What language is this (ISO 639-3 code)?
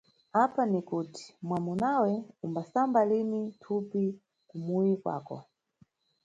nyu